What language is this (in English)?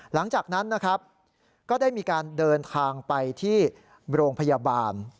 Thai